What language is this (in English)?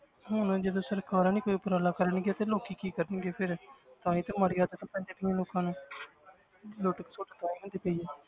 Punjabi